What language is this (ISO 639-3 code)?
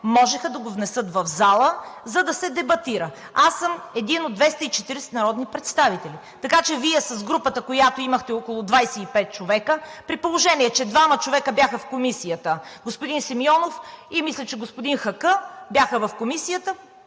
bul